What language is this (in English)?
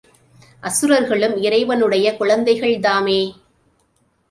Tamil